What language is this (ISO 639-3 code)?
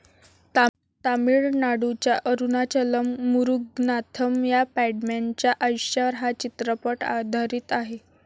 mar